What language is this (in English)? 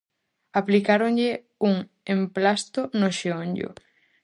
Galician